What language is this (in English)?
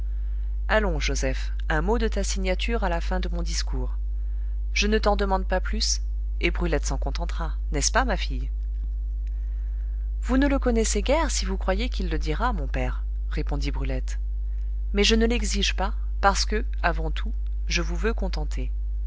French